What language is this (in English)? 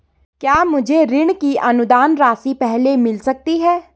Hindi